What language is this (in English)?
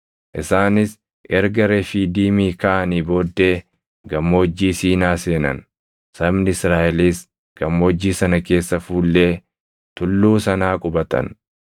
Oromo